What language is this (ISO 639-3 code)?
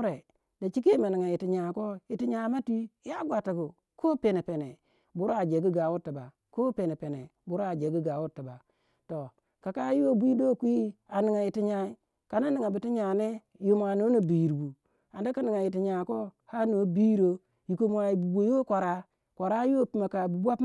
wja